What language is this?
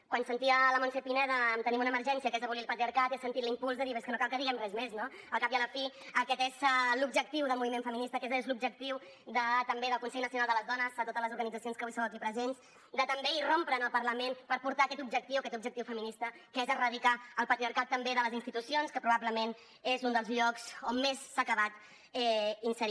Catalan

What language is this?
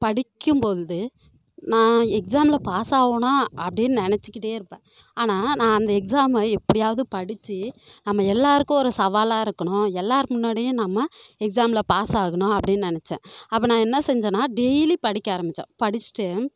Tamil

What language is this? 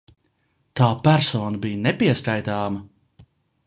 Latvian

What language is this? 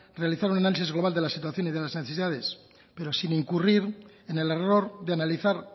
Spanish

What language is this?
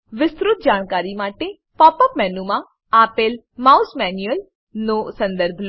Gujarati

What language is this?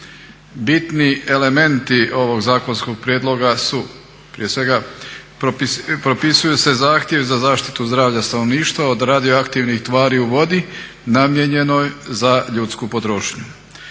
Croatian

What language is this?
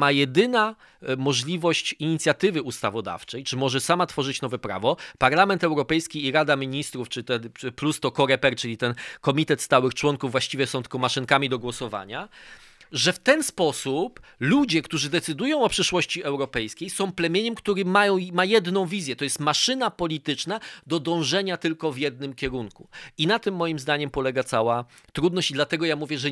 Polish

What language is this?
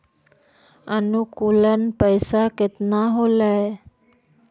Magahi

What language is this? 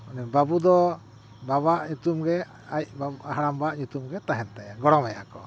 Santali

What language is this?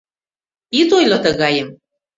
Mari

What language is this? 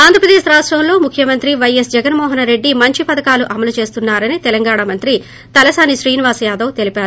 Telugu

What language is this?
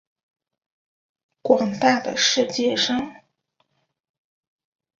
Chinese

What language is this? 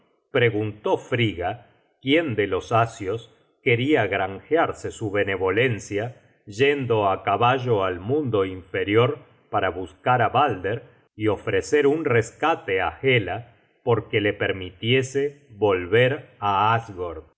Spanish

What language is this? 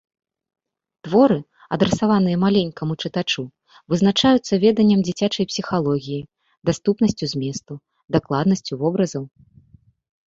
Belarusian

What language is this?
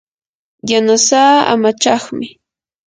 Yanahuanca Pasco Quechua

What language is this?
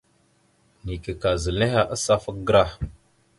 Mada (Cameroon)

